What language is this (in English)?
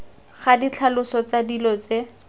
Tswana